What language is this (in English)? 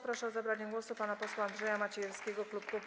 Polish